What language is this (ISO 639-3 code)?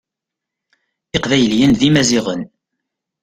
kab